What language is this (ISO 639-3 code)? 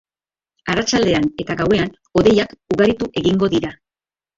eus